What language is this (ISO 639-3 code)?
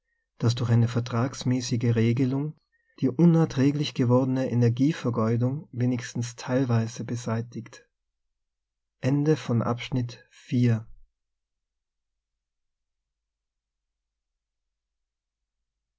deu